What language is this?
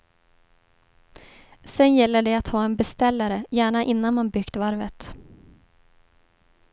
Swedish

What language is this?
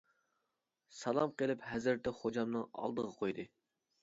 Uyghur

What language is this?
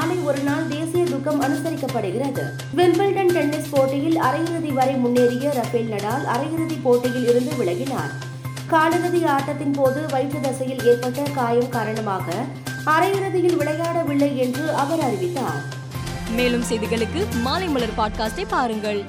Tamil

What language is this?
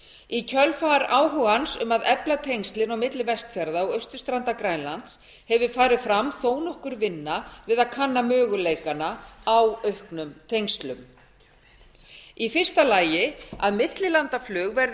Icelandic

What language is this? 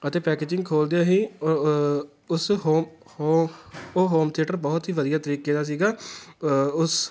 Punjabi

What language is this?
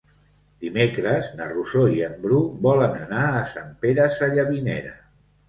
Catalan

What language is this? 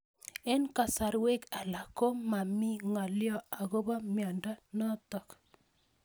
Kalenjin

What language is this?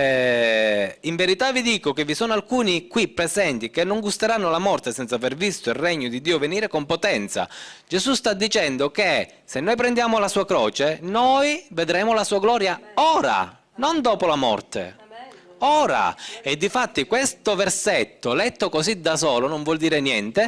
Italian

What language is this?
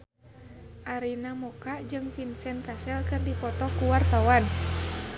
Sundanese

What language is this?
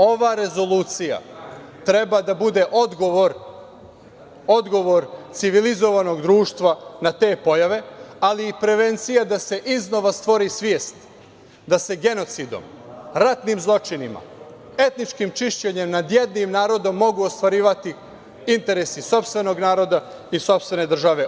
Serbian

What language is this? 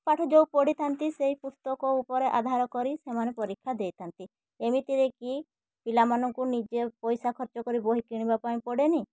Odia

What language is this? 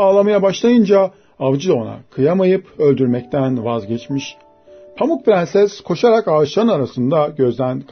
Turkish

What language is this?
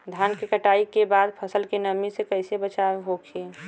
Bhojpuri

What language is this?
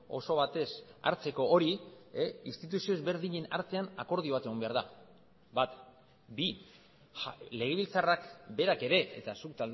Basque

